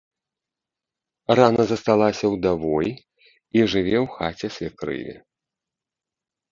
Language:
Belarusian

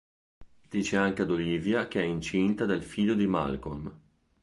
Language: Italian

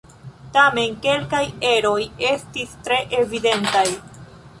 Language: Esperanto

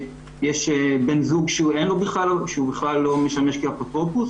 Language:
Hebrew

